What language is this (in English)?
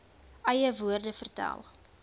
Afrikaans